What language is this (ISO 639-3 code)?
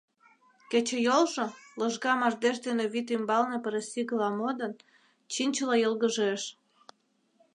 chm